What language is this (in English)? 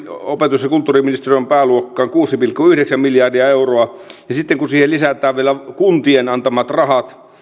Finnish